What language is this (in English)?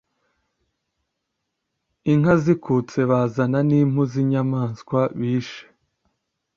Kinyarwanda